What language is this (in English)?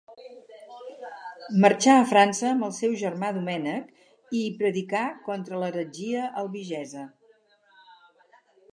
Catalan